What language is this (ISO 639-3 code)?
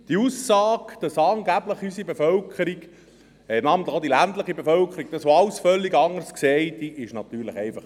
gsw